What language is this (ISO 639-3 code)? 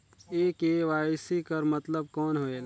hne